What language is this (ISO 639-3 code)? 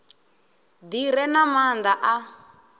ven